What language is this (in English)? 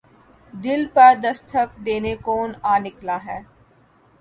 Urdu